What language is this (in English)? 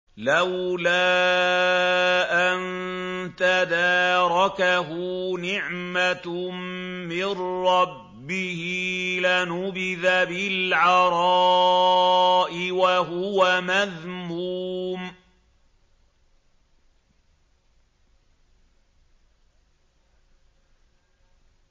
Arabic